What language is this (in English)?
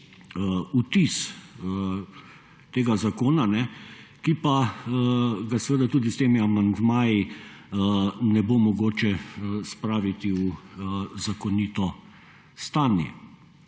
Slovenian